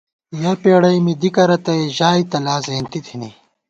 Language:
Gawar-Bati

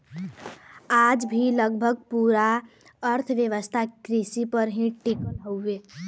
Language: Bhojpuri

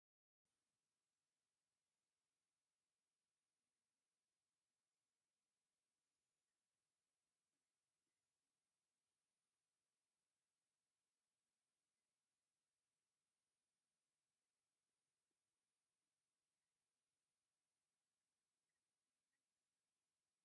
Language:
Tigrinya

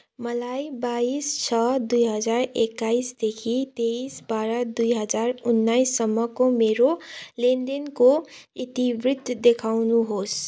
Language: Nepali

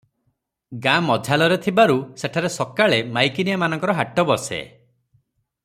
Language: Odia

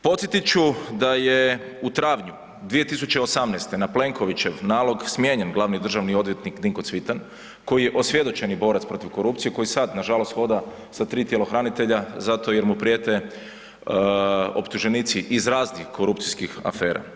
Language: Croatian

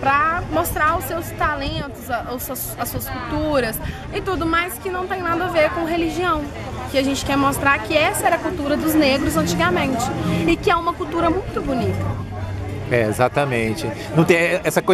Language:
Portuguese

